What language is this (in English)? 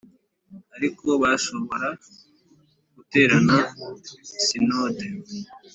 Kinyarwanda